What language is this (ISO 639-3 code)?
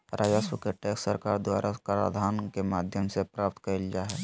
mag